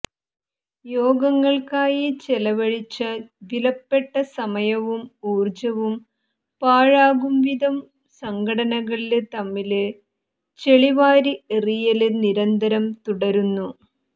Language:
Malayalam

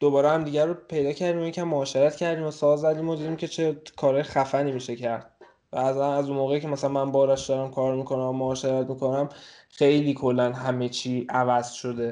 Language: Persian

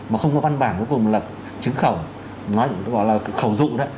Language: Vietnamese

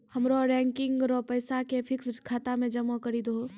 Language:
Maithili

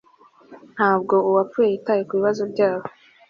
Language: Kinyarwanda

